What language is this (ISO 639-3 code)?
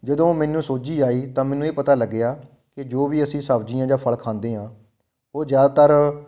pan